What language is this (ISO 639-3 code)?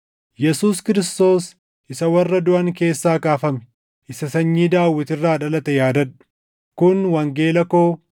orm